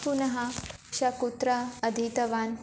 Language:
Sanskrit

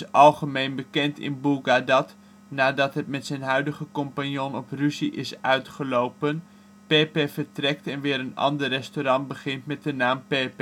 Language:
Dutch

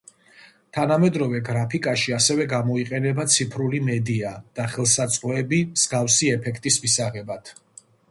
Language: Georgian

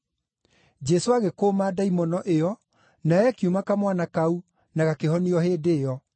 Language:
Kikuyu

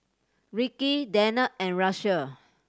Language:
English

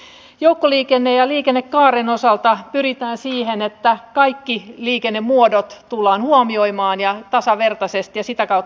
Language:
Finnish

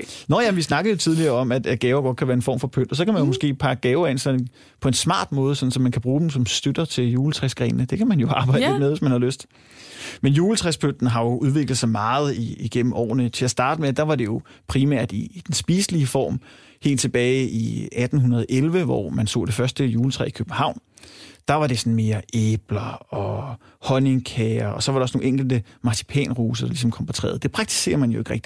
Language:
Danish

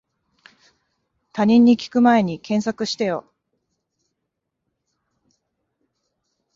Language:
Japanese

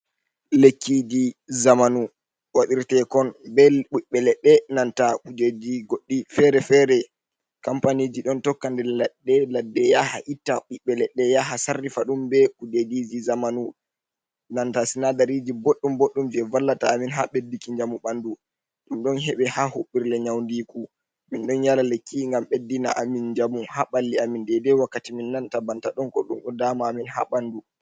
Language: Fula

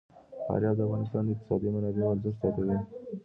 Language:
Pashto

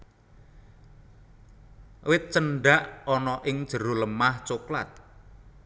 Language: Javanese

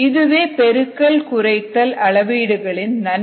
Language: Tamil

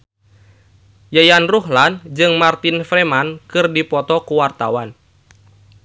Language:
Sundanese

